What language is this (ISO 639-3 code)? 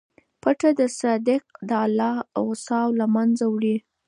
pus